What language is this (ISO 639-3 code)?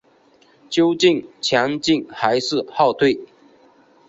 zho